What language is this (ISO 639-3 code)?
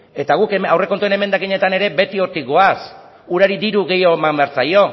eus